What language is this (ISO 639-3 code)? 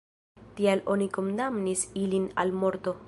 epo